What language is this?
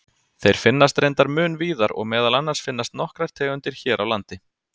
Icelandic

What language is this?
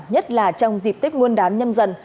Vietnamese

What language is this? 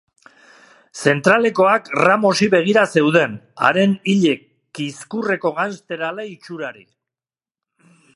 Basque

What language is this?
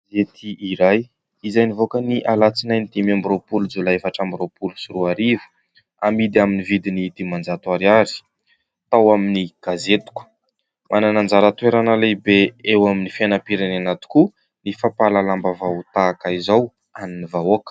Malagasy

